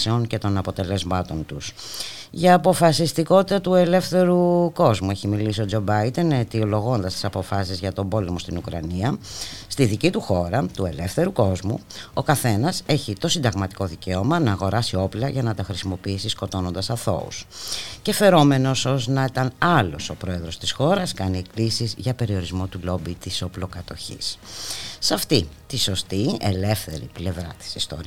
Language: Greek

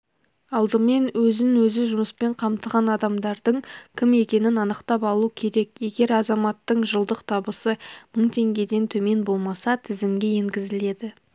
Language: Kazakh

